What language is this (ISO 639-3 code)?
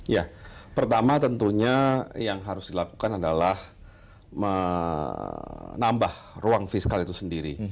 ind